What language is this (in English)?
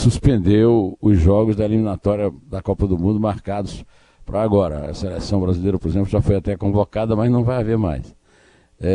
Portuguese